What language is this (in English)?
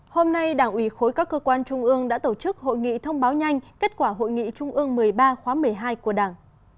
Vietnamese